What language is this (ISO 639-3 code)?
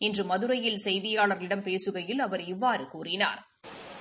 tam